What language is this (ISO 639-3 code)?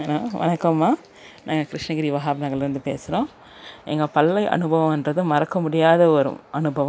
tam